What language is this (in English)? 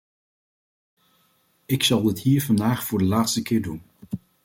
Dutch